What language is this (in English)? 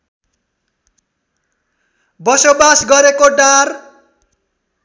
Nepali